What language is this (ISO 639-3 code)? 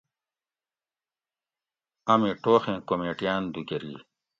gwc